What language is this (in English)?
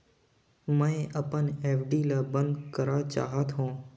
Chhattisgarhi